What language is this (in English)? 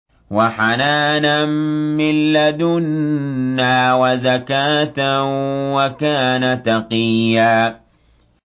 Arabic